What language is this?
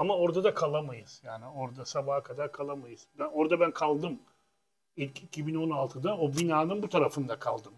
Turkish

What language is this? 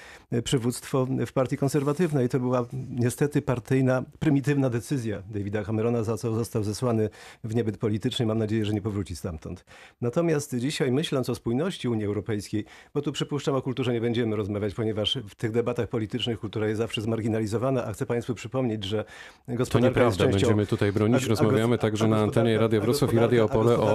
Polish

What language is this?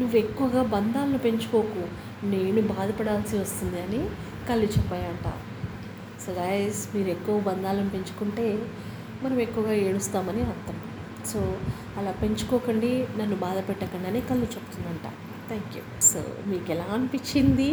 Telugu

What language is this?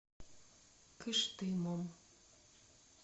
Russian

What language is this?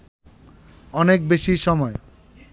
Bangla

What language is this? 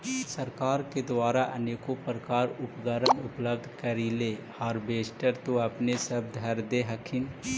Magahi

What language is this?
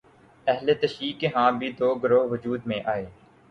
Urdu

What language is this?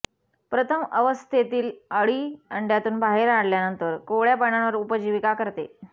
Marathi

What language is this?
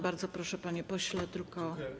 Polish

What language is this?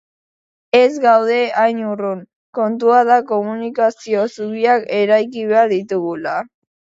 Basque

